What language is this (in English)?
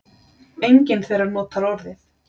Icelandic